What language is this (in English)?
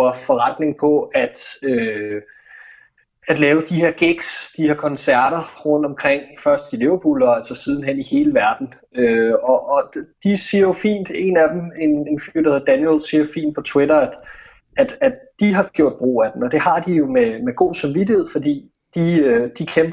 Danish